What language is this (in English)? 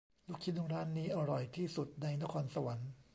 Thai